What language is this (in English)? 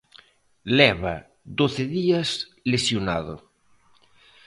Galician